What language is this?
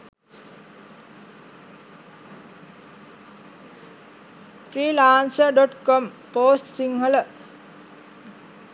Sinhala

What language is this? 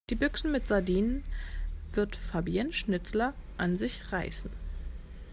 German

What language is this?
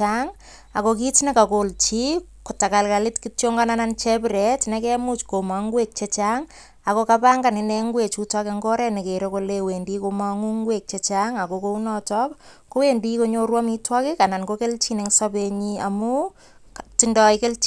Kalenjin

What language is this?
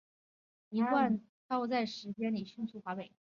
Chinese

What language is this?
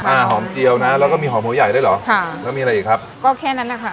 Thai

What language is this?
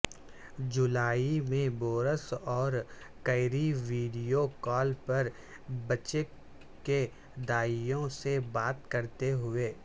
Urdu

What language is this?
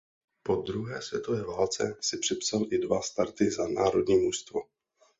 Czech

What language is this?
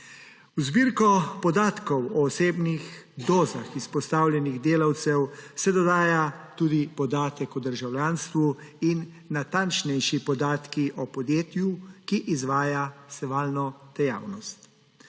Slovenian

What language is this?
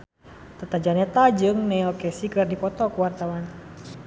Sundanese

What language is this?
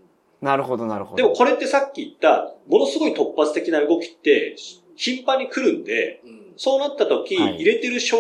Japanese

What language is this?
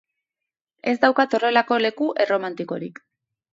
Basque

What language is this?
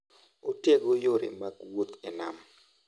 Luo (Kenya and Tanzania)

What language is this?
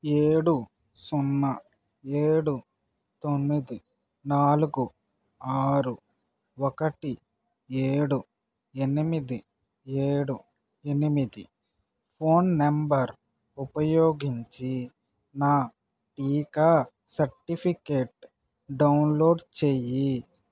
Telugu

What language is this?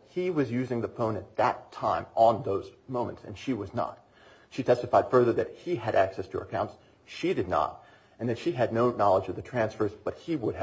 English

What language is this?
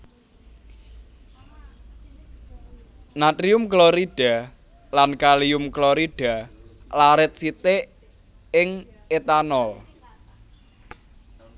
Javanese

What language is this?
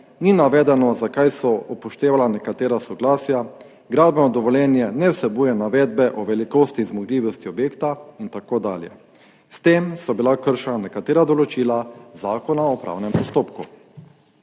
Slovenian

